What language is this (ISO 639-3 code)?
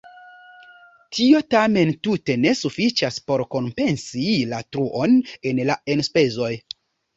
epo